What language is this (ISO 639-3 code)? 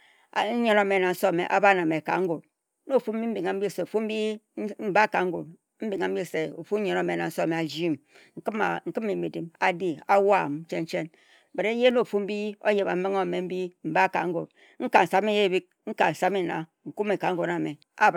etu